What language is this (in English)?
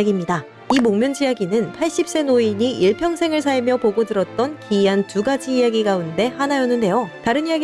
Korean